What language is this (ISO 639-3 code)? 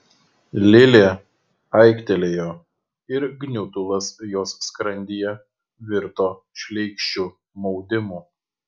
lit